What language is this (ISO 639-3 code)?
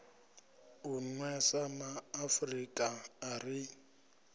ven